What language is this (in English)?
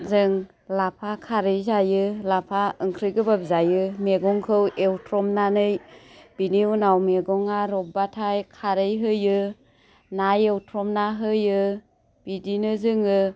Bodo